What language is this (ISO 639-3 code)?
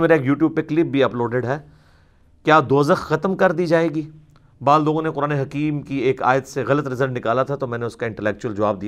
urd